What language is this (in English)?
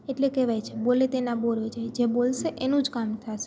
Gujarati